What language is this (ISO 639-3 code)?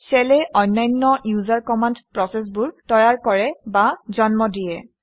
asm